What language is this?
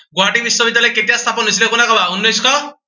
Assamese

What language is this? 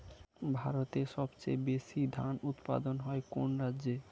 Bangla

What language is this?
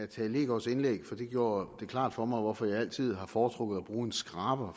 Danish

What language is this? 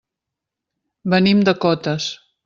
Catalan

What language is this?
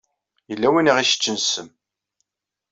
Kabyle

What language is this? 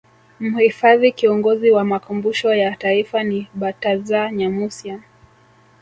Swahili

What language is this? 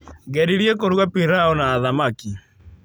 Kikuyu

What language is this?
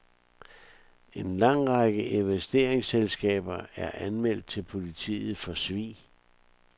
Danish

